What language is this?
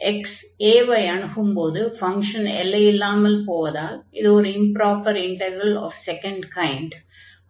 Tamil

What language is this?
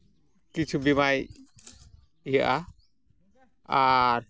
Santali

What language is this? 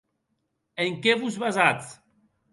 Occitan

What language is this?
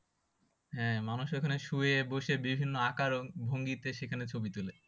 Bangla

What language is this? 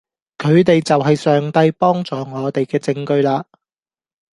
Cantonese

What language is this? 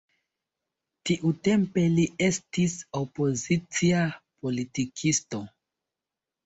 Esperanto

